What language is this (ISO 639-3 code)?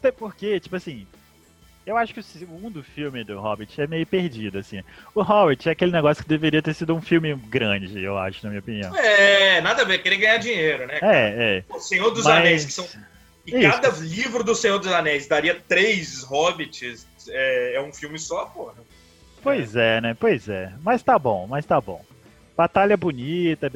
por